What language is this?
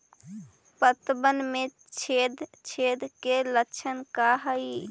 Magahi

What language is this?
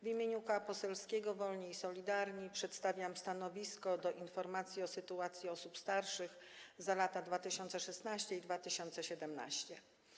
Polish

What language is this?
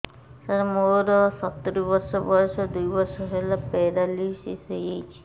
Odia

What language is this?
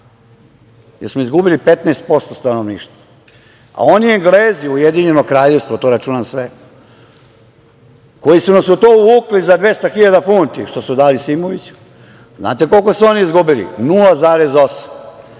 Serbian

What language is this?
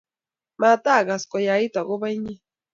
Kalenjin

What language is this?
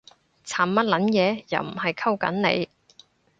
Cantonese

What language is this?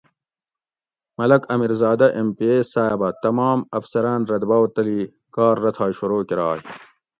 Gawri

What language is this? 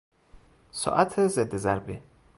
Persian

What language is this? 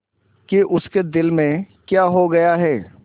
Hindi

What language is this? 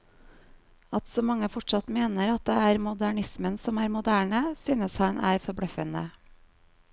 Norwegian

